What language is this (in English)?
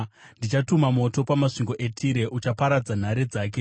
Shona